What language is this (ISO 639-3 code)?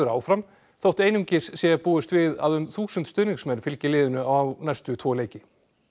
isl